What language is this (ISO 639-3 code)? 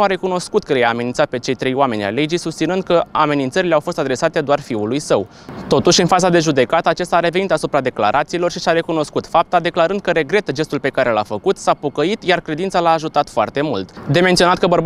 ron